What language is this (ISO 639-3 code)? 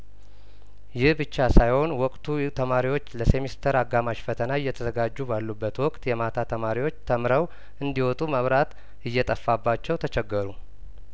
amh